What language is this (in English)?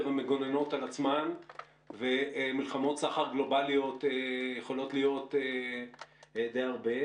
Hebrew